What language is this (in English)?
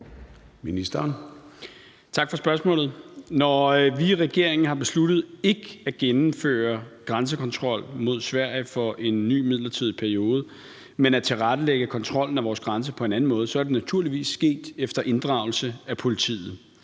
Danish